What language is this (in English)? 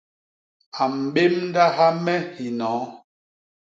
Basaa